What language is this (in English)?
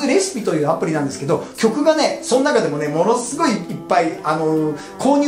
Japanese